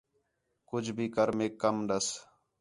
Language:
Khetrani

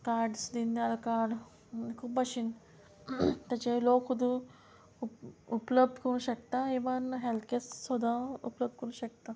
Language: Konkani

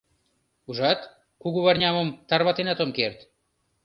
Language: Mari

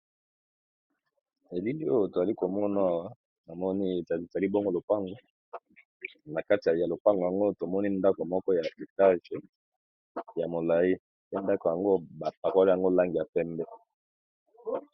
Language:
Lingala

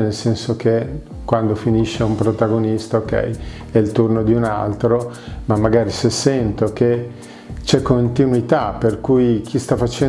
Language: Italian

